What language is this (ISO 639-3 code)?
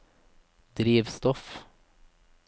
nor